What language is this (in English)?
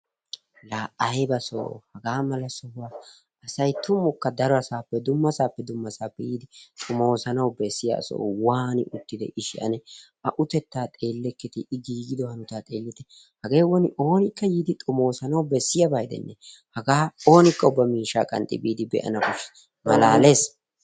Wolaytta